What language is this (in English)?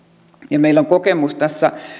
Finnish